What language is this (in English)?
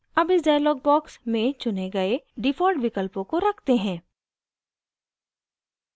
Hindi